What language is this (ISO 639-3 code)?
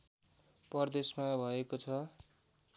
nep